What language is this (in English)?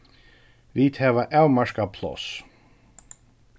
Faroese